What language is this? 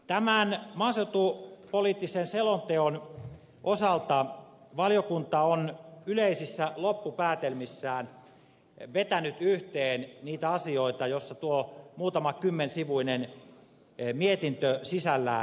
Finnish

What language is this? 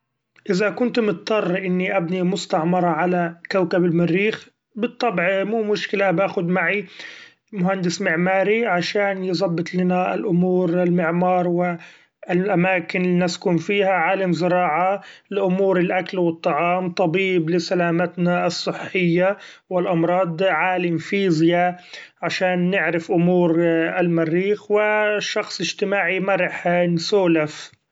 Gulf Arabic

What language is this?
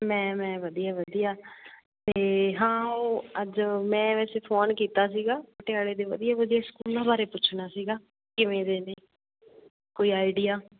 Punjabi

